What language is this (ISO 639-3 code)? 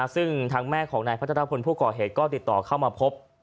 tha